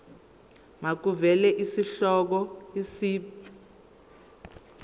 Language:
Zulu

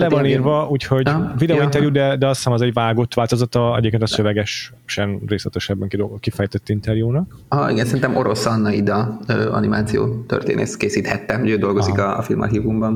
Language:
Hungarian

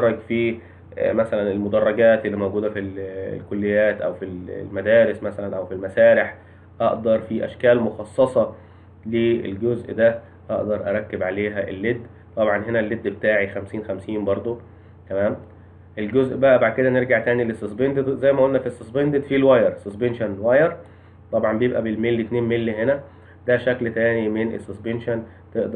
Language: Arabic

